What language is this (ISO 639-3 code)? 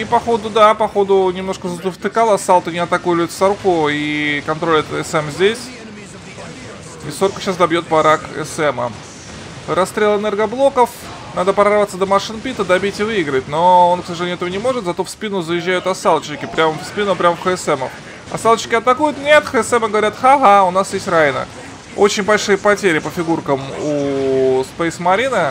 rus